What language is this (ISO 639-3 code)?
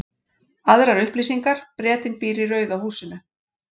isl